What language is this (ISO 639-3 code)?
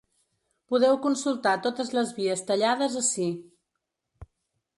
cat